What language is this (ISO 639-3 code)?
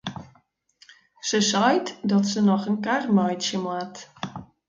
fry